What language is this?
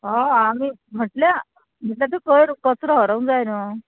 Konkani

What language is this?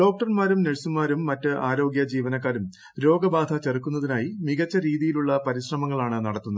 Malayalam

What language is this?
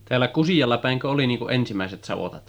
Finnish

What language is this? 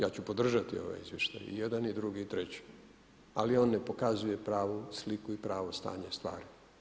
Croatian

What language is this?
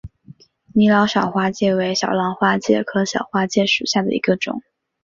Chinese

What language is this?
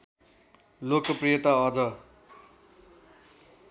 Nepali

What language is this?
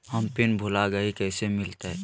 Magahi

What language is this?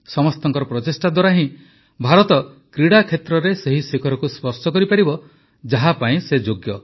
Odia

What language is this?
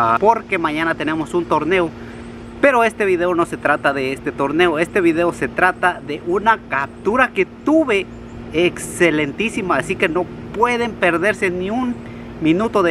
Spanish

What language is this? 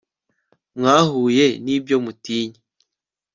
Kinyarwanda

